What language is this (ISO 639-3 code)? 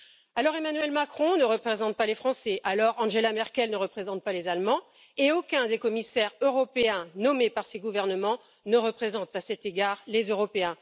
fra